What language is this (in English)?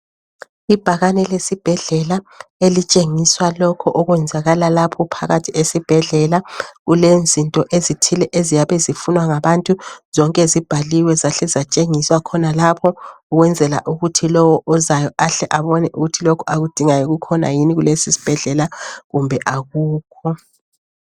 North Ndebele